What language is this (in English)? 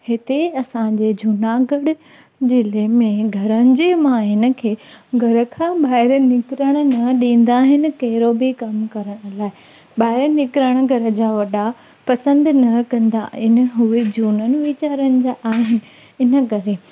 Sindhi